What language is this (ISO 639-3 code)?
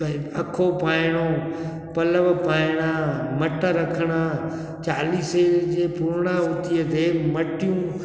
snd